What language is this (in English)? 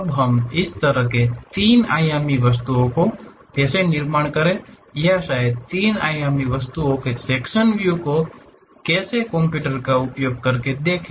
Hindi